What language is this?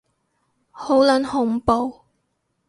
Cantonese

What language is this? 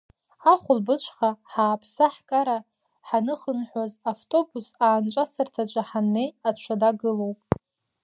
Abkhazian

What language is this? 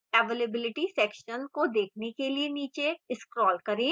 Hindi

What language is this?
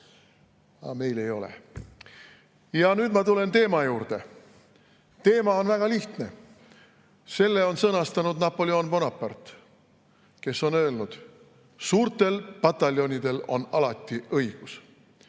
Estonian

